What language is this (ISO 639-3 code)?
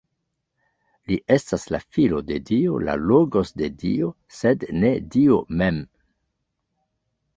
epo